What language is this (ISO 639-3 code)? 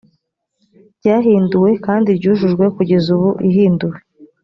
kin